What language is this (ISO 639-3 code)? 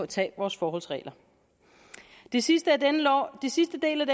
dan